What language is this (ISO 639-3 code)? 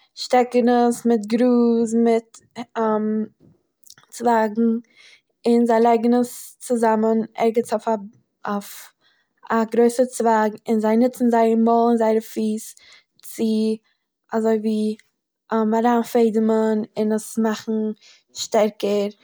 yid